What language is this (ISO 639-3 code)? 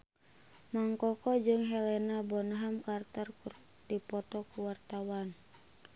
sun